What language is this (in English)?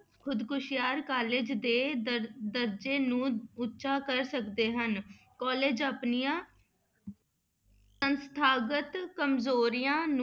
Punjabi